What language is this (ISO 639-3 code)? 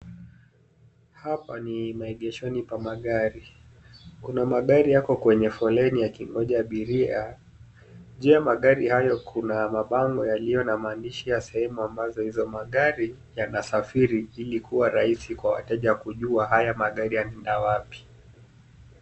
swa